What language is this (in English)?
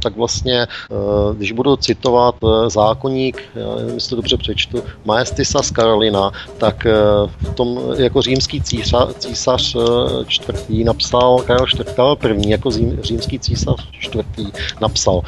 Czech